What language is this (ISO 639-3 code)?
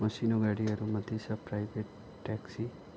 nep